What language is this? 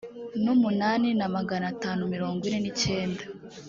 Kinyarwanda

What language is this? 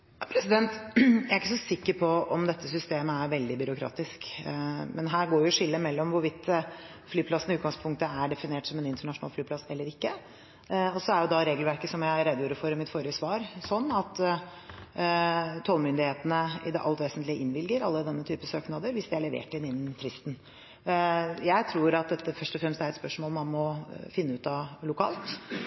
Norwegian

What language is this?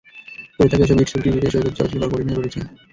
Bangla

